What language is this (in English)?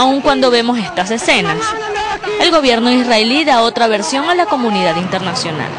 Spanish